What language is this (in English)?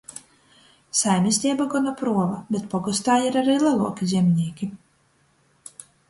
Latgalian